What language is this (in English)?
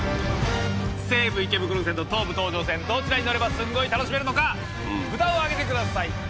Japanese